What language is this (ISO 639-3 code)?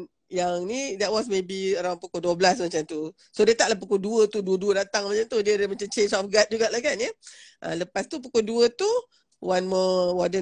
msa